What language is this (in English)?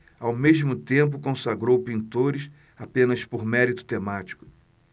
Portuguese